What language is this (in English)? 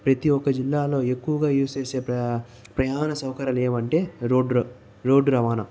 Telugu